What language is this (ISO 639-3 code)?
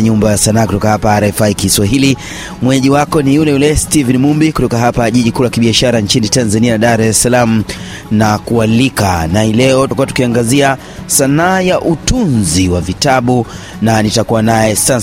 swa